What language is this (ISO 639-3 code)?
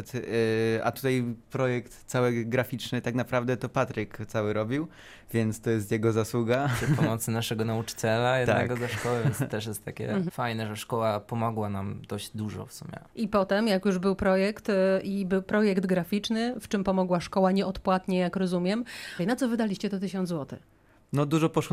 pol